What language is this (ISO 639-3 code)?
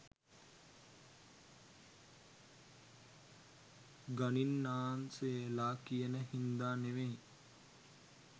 sin